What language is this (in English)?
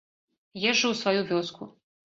Belarusian